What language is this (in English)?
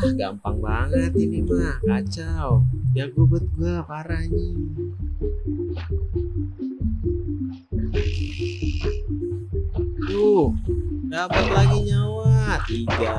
Indonesian